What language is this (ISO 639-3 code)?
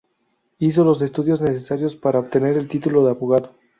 spa